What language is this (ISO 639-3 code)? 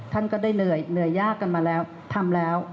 tha